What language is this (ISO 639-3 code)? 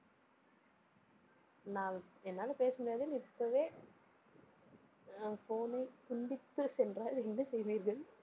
tam